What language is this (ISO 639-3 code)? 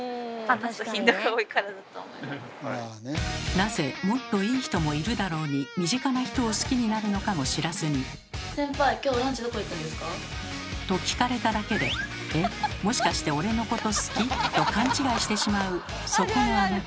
jpn